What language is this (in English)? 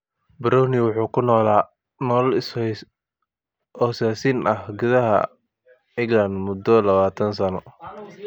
Somali